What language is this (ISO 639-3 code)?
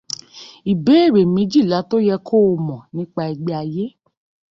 yor